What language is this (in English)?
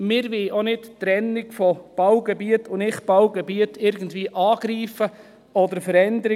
Swiss German